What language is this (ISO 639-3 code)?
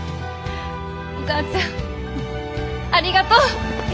jpn